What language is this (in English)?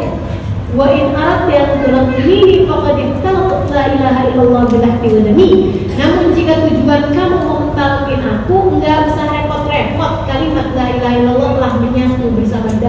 Indonesian